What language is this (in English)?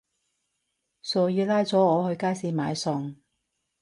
Cantonese